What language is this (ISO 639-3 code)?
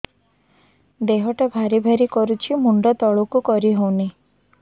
ori